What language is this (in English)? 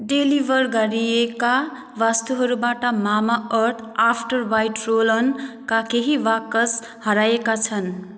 Nepali